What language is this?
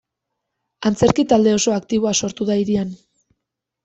Basque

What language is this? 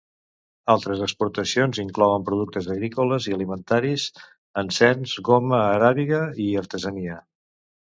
Catalan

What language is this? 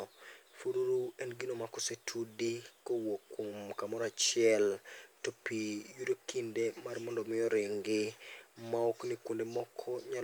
Luo (Kenya and Tanzania)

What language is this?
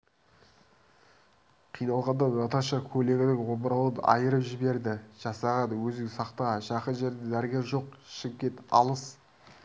Kazakh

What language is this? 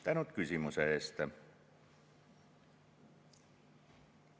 Estonian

